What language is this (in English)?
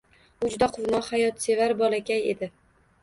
Uzbek